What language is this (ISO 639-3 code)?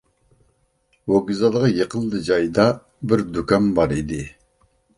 uig